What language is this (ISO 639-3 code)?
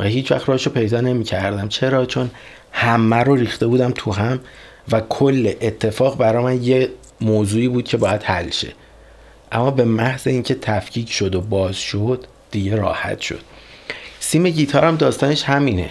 fas